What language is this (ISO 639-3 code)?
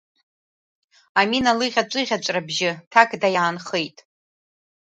abk